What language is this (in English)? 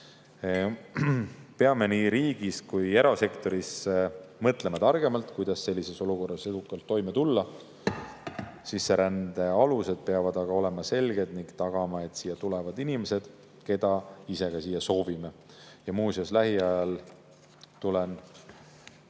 Estonian